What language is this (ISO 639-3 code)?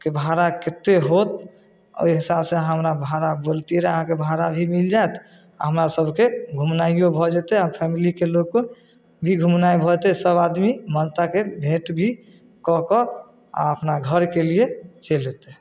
mai